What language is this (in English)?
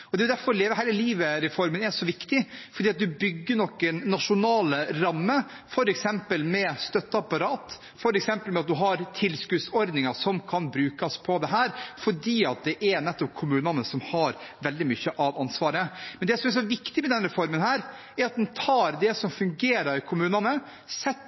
Norwegian Bokmål